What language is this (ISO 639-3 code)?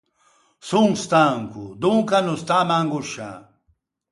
lij